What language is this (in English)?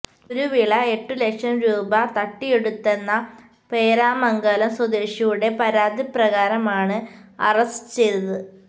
Malayalam